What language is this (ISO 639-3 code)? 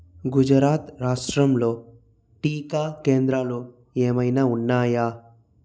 tel